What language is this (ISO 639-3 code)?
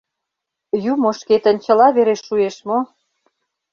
chm